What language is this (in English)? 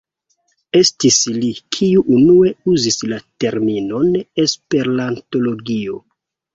Esperanto